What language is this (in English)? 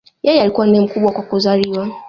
Swahili